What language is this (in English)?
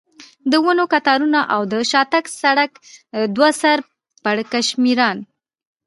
Pashto